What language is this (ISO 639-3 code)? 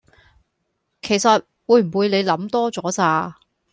yue